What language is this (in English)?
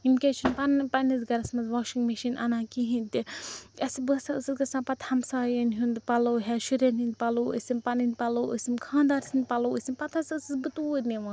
Kashmiri